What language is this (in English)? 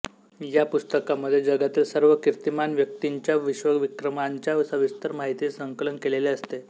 Marathi